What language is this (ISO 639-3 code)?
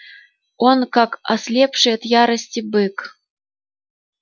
rus